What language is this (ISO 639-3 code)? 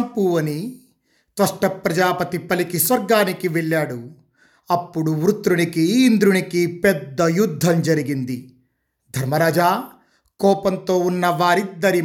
tel